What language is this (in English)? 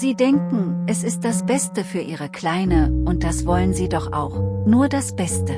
German